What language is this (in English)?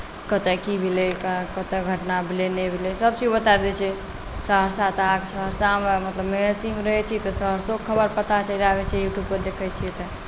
Maithili